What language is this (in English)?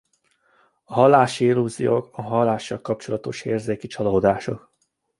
Hungarian